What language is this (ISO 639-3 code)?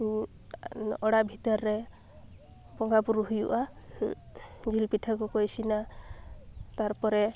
sat